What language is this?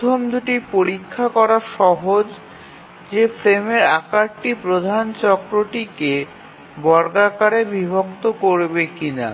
Bangla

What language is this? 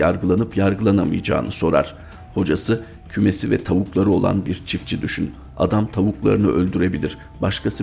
Turkish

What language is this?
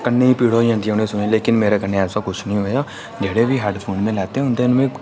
Dogri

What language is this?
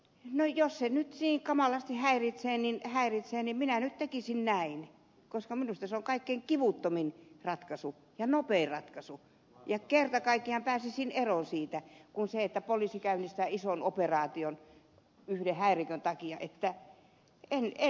Finnish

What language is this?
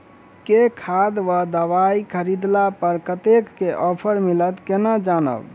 Maithili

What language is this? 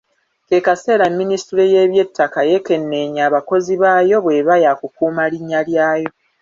Ganda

